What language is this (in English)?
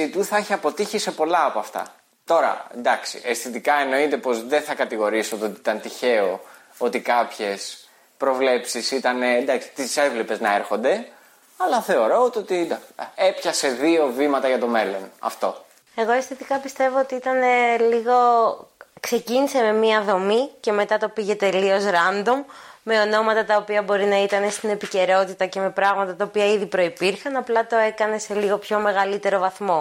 Greek